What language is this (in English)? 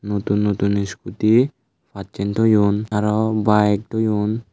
Chakma